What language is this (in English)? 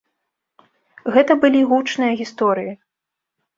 Belarusian